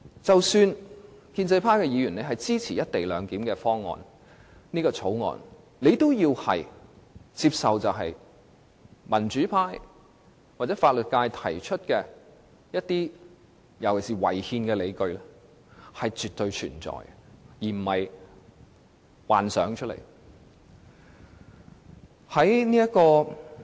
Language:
Cantonese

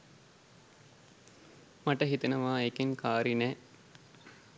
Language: Sinhala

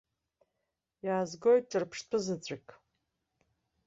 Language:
Abkhazian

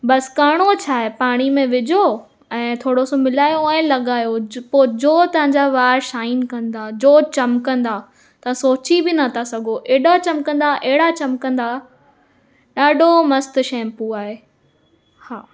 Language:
Sindhi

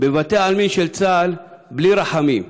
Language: Hebrew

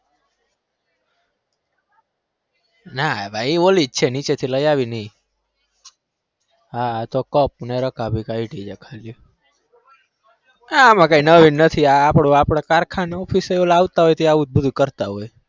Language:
Gujarati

